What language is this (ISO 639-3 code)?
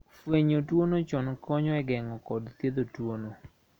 luo